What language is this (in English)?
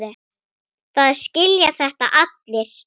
Icelandic